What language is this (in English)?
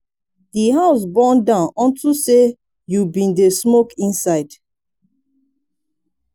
Nigerian Pidgin